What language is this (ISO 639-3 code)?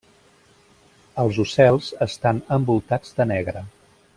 cat